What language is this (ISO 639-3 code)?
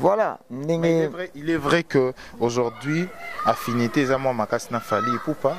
fra